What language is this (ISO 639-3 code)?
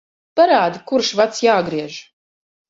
lav